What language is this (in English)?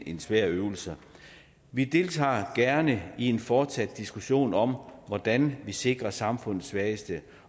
Danish